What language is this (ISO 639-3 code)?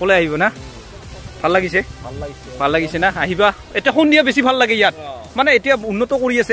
ind